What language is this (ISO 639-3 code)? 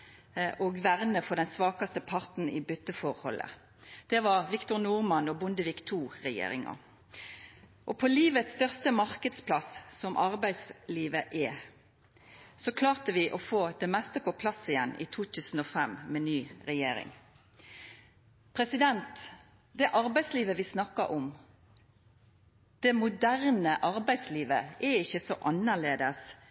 nno